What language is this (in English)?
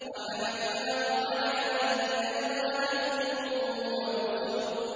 Arabic